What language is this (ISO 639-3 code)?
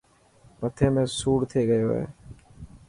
mki